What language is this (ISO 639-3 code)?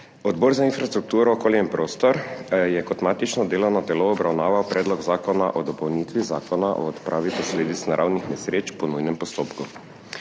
slv